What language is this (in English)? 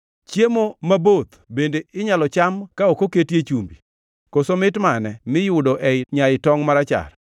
Luo (Kenya and Tanzania)